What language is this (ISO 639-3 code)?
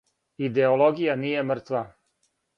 srp